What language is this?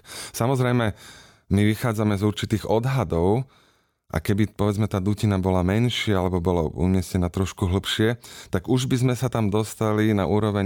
Slovak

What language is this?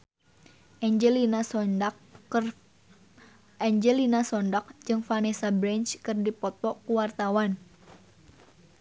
Sundanese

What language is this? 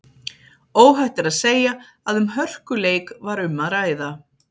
Icelandic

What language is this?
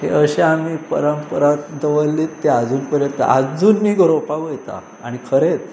Konkani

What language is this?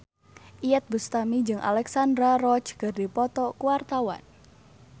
Sundanese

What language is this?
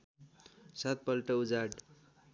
Nepali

